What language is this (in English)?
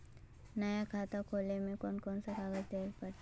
Magahi